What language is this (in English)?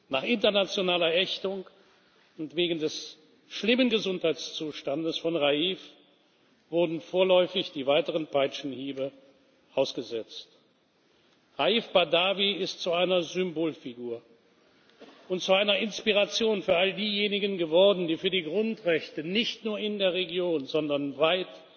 German